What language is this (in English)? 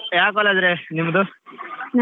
Kannada